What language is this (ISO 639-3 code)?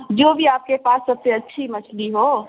urd